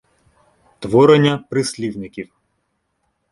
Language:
Ukrainian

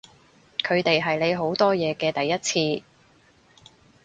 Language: Cantonese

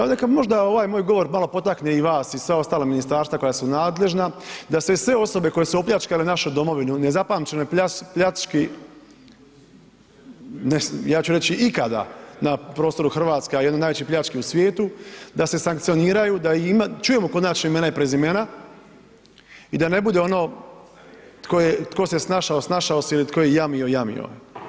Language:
Croatian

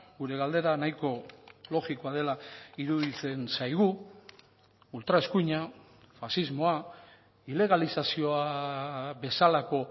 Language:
Basque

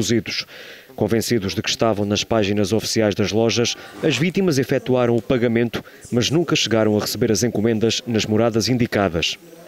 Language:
Portuguese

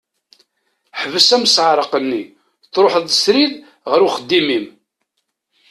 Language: Kabyle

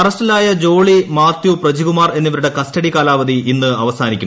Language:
Malayalam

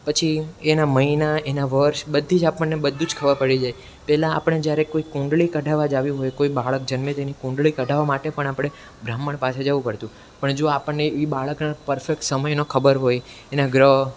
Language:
Gujarati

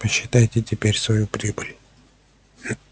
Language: Russian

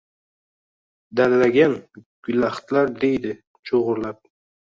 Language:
Uzbek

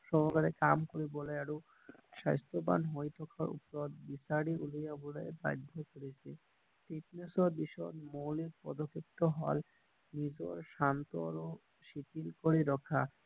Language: Assamese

